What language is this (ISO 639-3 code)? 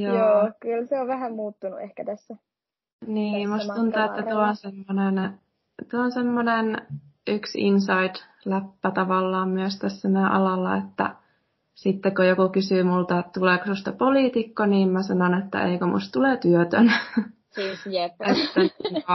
fin